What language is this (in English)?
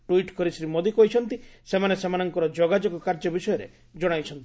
Odia